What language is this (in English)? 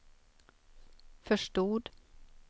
Swedish